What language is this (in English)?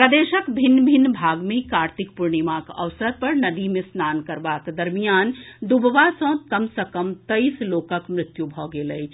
Maithili